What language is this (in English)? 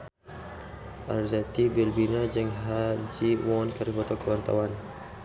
Sundanese